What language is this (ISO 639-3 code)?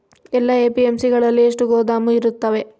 kan